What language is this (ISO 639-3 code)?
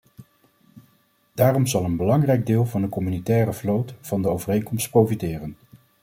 nld